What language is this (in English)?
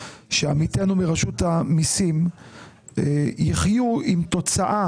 Hebrew